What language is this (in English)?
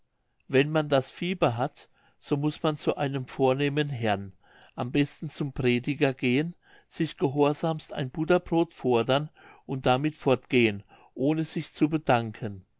German